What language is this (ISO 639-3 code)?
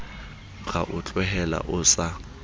sot